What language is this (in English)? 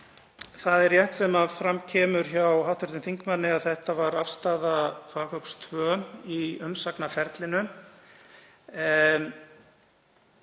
Icelandic